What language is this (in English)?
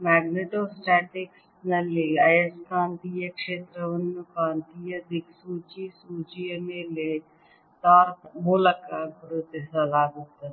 Kannada